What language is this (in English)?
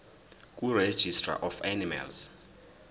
Zulu